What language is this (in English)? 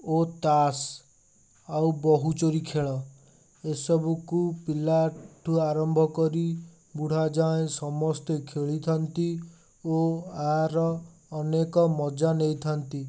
Odia